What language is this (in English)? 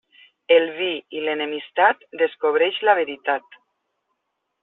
Catalan